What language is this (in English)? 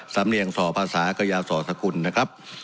Thai